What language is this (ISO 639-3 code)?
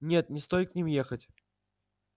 rus